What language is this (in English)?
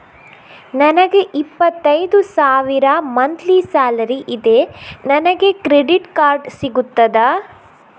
Kannada